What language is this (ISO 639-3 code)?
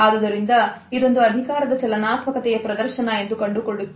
kan